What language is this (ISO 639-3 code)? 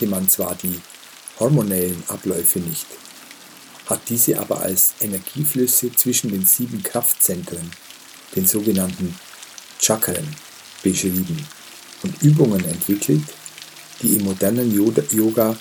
deu